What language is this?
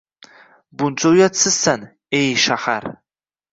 Uzbek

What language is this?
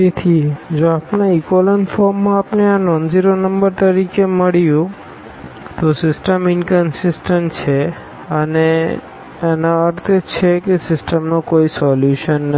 Gujarati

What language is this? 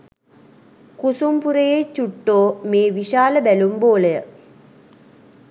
Sinhala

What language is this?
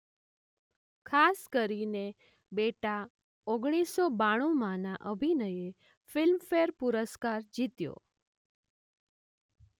Gujarati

